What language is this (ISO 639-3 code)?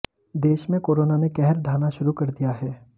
hin